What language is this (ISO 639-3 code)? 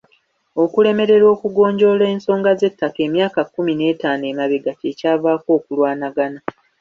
lug